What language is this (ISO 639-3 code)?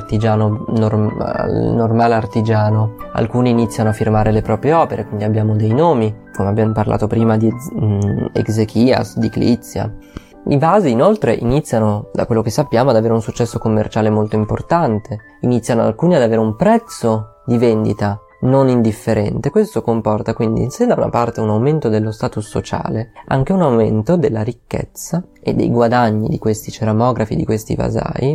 ita